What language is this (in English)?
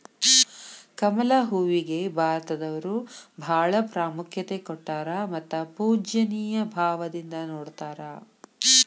Kannada